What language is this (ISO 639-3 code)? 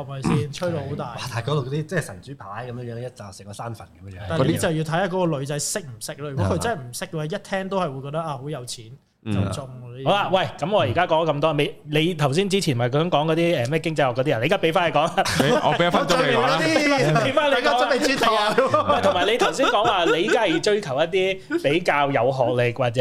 zho